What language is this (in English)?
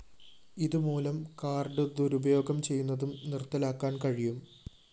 Malayalam